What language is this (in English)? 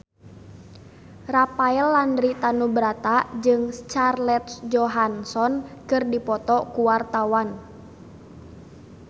Sundanese